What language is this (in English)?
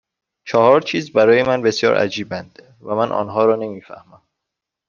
Persian